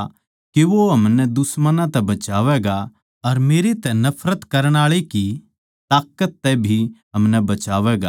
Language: Haryanvi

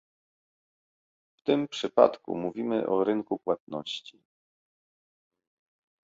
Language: Polish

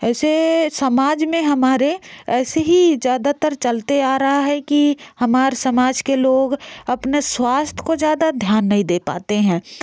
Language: Hindi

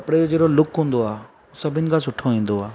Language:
Sindhi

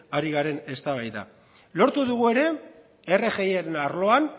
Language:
Basque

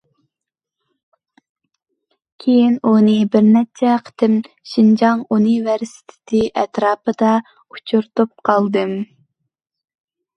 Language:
Uyghur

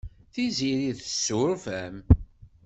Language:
Kabyle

